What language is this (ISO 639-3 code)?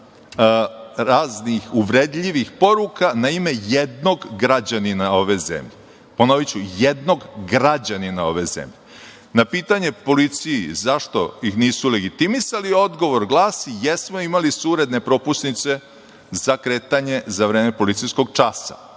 srp